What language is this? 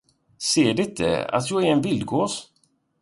Swedish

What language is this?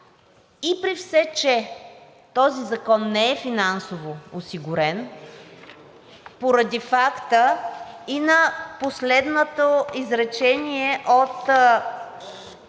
Bulgarian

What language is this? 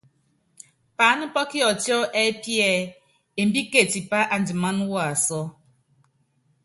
Yangben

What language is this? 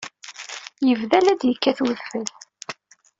Kabyle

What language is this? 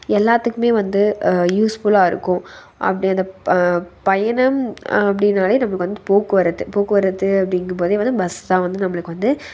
Tamil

